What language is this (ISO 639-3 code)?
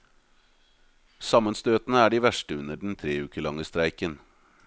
nor